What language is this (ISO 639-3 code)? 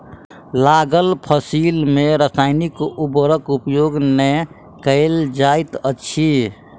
mai